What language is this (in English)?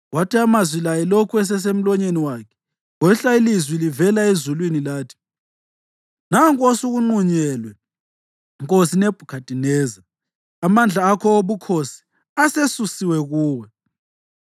North Ndebele